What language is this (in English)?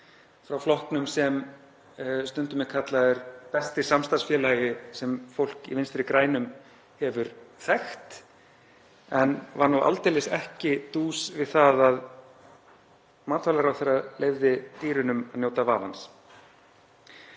Icelandic